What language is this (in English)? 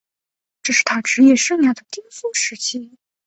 Chinese